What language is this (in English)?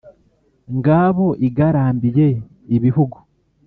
Kinyarwanda